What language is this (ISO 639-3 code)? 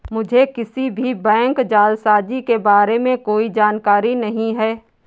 hin